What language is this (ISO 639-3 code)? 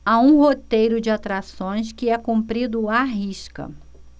por